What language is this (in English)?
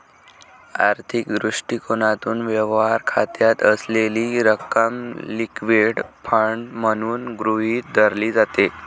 Marathi